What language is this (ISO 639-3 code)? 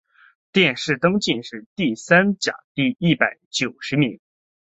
zho